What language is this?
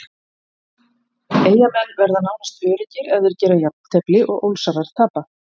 Icelandic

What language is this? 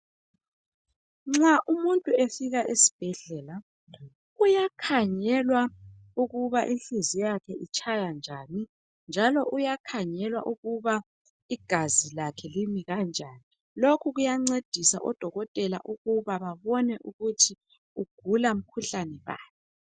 North Ndebele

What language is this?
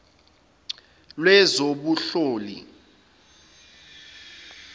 Zulu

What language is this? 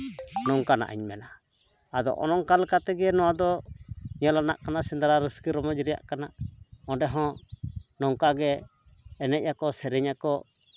Santali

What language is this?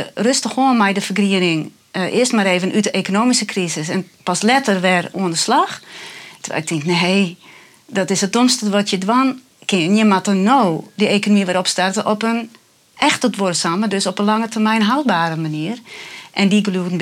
Dutch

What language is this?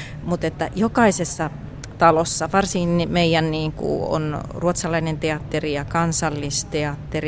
Finnish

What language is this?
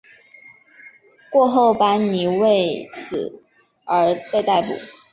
Chinese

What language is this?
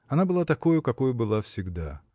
Russian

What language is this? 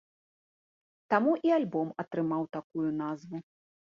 Belarusian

